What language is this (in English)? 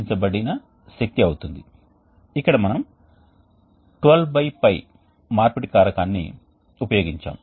Telugu